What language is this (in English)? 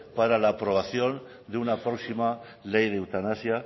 Spanish